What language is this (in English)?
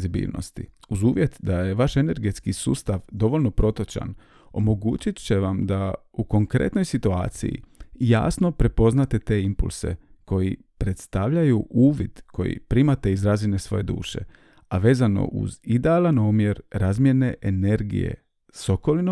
Croatian